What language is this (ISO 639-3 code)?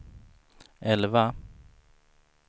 swe